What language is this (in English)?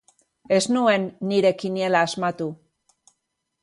Basque